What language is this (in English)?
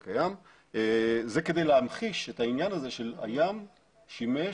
Hebrew